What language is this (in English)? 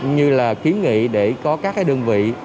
Vietnamese